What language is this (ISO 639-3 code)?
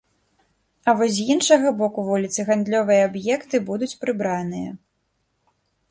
bel